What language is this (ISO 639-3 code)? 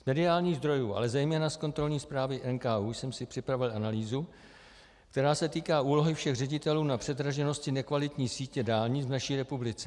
ces